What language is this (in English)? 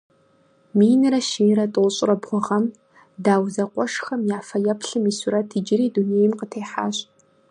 Kabardian